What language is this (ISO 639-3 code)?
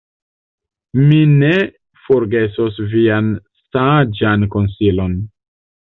epo